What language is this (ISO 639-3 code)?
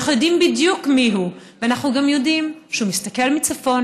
heb